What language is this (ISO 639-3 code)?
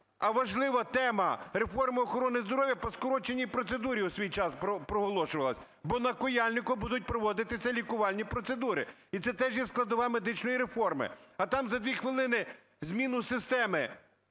ukr